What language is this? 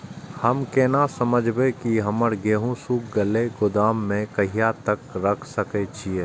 Maithili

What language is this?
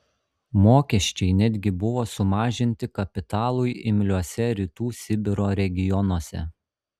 Lithuanian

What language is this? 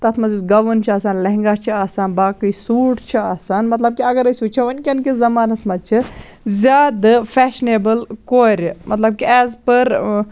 Kashmiri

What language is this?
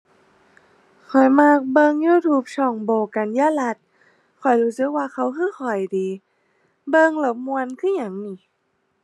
Thai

